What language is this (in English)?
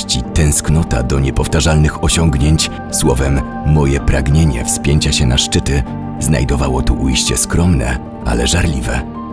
Polish